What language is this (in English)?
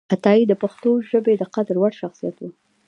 Pashto